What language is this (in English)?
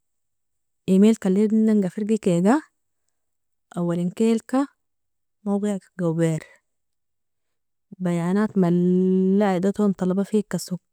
Nobiin